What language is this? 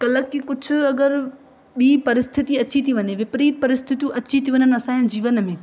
Sindhi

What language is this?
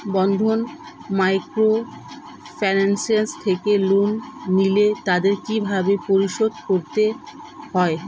Bangla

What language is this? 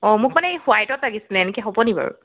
Assamese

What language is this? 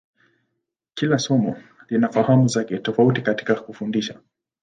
Swahili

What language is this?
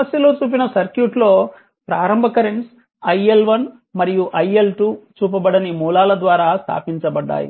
Telugu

